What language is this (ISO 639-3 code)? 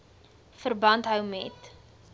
afr